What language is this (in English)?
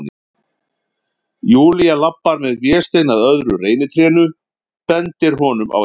Icelandic